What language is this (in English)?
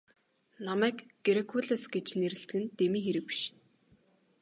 Mongolian